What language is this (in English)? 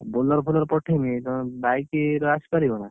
Odia